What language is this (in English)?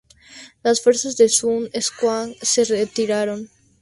Spanish